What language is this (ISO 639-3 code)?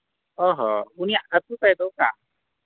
sat